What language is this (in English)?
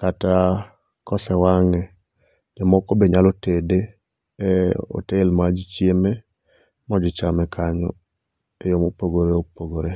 Luo (Kenya and Tanzania)